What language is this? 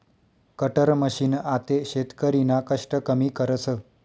Marathi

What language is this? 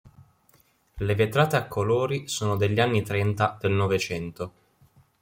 Italian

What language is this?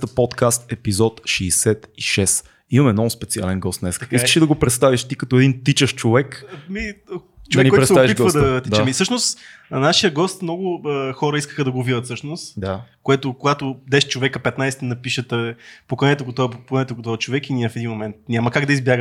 Bulgarian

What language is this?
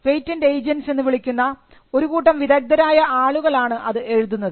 Malayalam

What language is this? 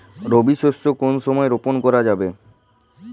Bangla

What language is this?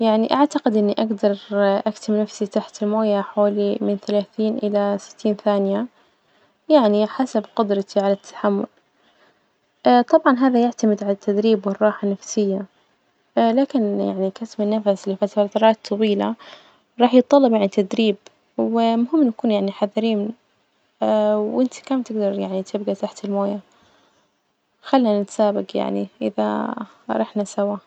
Najdi Arabic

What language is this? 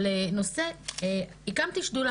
Hebrew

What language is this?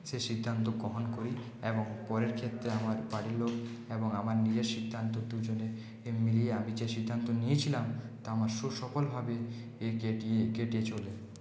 Bangla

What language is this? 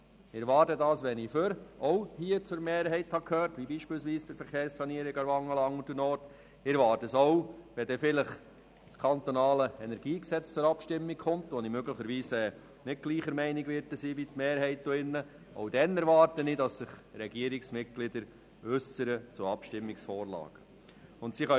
Swiss German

